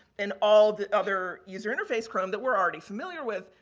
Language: English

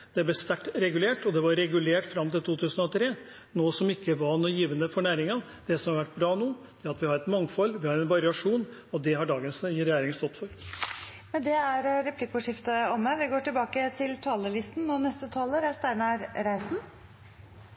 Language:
Norwegian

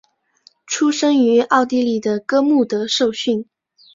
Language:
Chinese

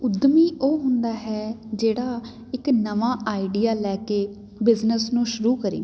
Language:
Punjabi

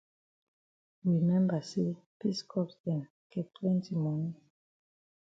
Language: Cameroon Pidgin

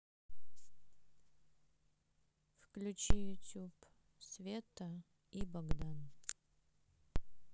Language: Russian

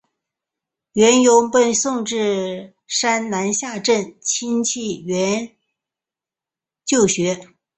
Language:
Chinese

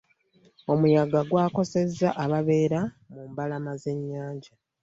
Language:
Ganda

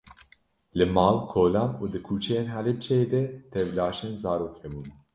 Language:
Kurdish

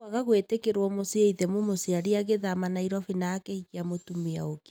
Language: Kikuyu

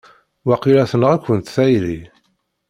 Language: Kabyle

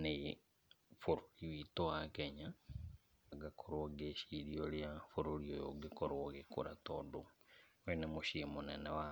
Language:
Kikuyu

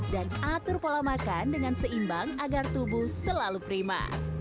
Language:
Indonesian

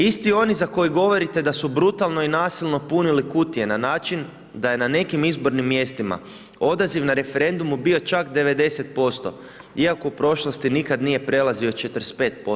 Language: Croatian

